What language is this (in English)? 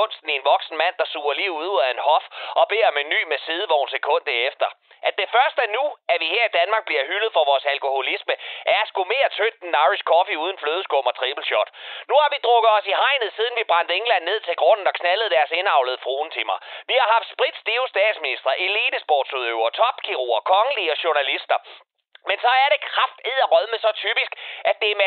Danish